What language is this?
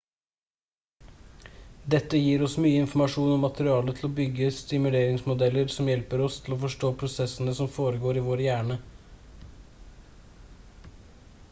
Norwegian Bokmål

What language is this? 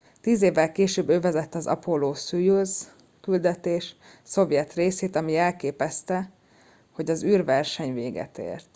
Hungarian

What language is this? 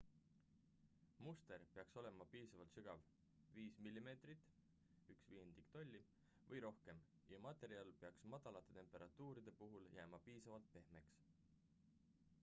Estonian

